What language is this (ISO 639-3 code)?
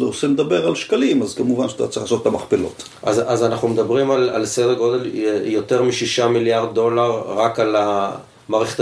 heb